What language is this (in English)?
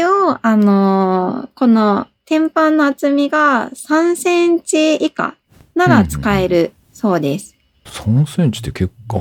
Japanese